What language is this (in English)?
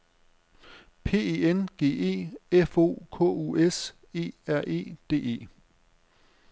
Danish